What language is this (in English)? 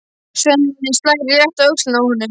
Icelandic